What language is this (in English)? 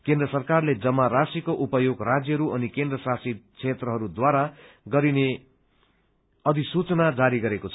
Nepali